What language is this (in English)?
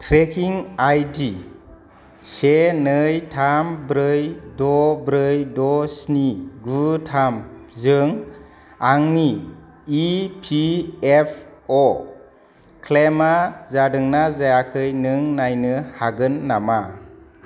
Bodo